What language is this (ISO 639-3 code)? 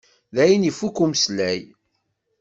kab